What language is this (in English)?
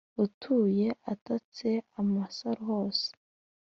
Kinyarwanda